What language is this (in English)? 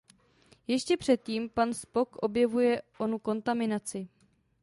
Czech